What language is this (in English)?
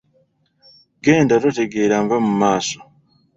Ganda